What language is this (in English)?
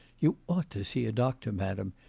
English